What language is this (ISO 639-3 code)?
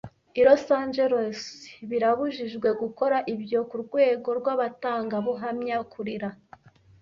kin